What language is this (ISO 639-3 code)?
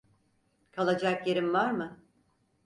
tur